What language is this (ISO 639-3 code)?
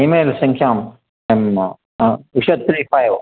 san